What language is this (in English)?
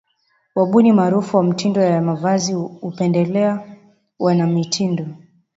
Swahili